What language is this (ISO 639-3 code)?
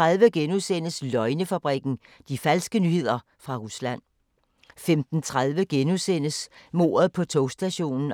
dan